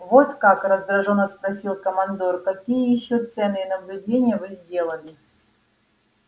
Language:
Russian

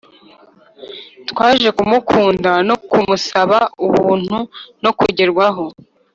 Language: Kinyarwanda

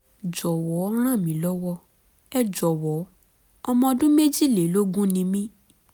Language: Yoruba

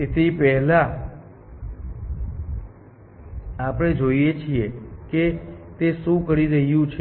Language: Gujarati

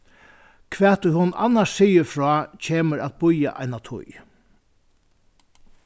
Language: Faroese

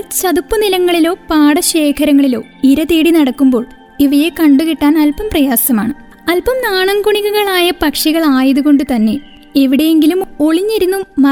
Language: Malayalam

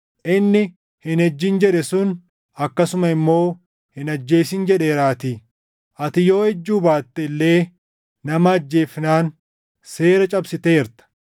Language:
Oromo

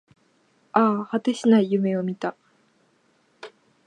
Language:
Japanese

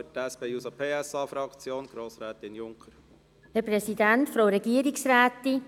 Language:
Swiss German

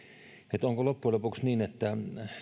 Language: Finnish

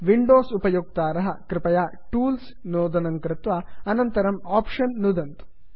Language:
Sanskrit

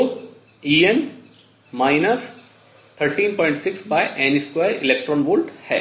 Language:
Hindi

